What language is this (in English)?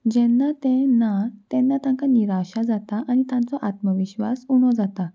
Konkani